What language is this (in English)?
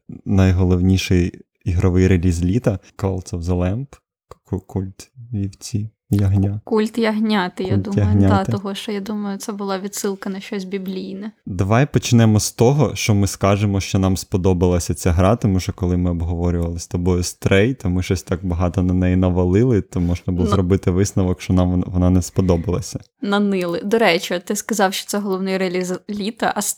Ukrainian